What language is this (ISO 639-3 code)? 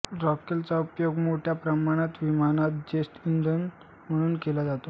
mar